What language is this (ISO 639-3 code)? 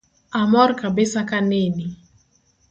luo